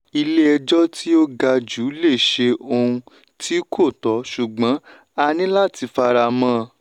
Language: Yoruba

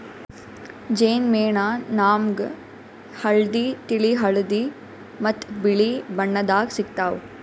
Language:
Kannada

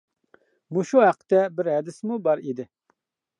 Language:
Uyghur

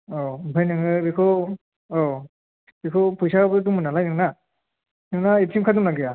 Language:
Bodo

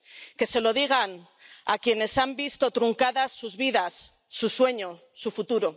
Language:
Spanish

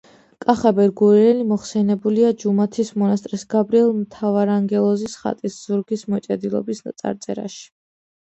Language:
Georgian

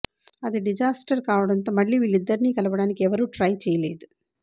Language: Telugu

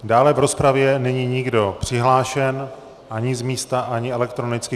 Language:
Czech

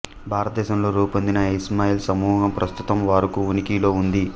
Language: Telugu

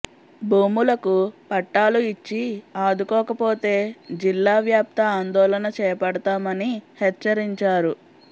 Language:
Telugu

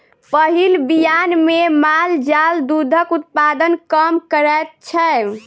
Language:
Maithili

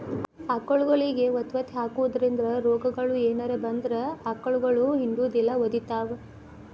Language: Kannada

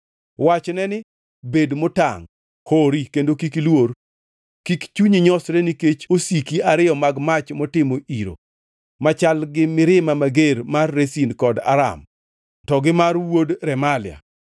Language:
Luo (Kenya and Tanzania)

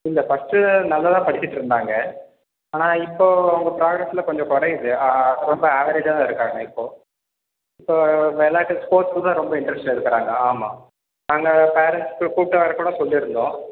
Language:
Tamil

